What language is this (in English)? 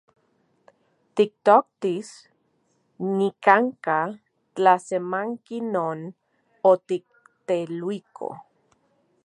Central Puebla Nahuatl